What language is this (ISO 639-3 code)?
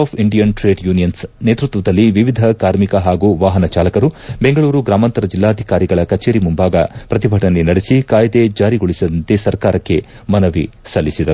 kan